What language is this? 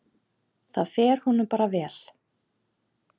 Icelandic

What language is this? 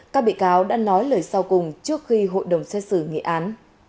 Vietnamese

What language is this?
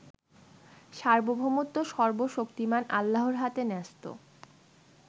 Bangla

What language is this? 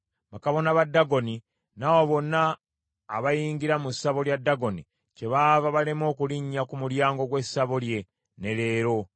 Ganda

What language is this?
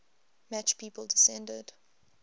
English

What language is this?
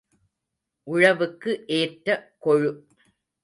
Tamil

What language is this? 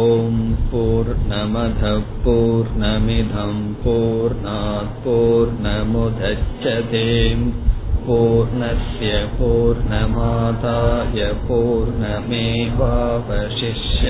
Tamil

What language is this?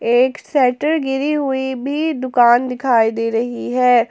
Hindi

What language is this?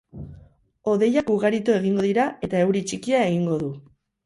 Basque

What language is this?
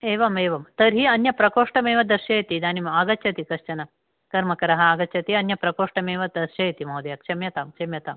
Sanskrit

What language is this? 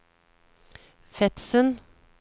Norwegian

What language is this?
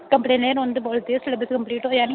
Dogri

